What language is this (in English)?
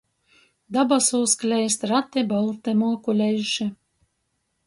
Latgalian